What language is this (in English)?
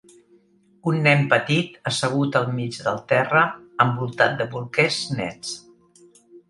Catalan